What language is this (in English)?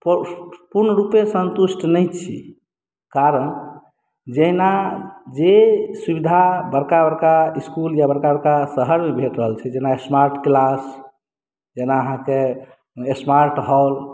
Maithili